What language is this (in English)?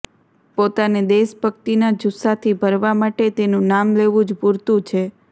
Gujarati